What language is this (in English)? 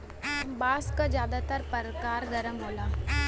Bhojpuri